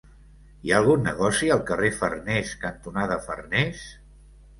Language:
Catalan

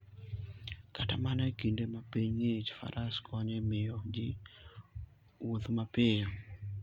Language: Luo (Kenya and Tanzania)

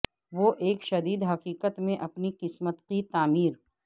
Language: Urdu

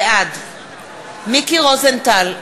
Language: Hebrew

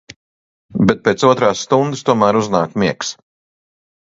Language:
Latvian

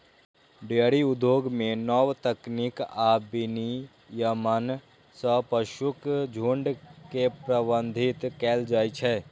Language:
Maithili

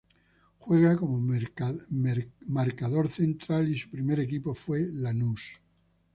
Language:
Spanish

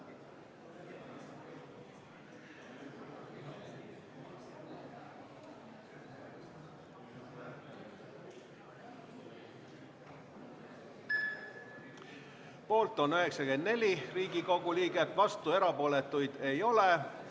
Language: Estonian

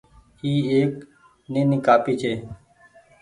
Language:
Goaria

